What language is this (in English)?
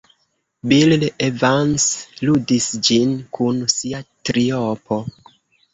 Esperanto